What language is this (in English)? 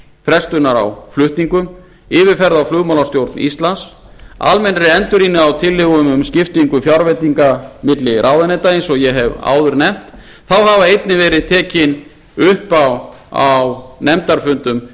Icelandic